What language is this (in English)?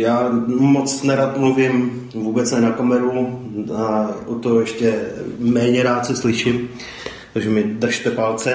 Czech